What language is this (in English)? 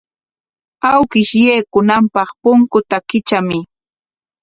Corongo Ancash Quechua